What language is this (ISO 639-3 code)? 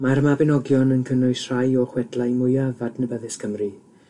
cym